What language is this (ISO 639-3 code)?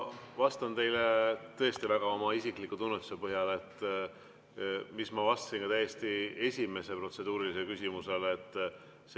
est